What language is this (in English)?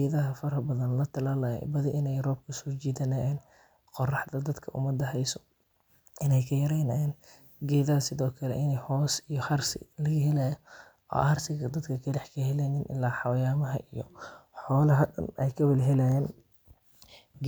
Somali